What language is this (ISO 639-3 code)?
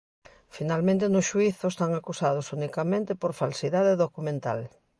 glg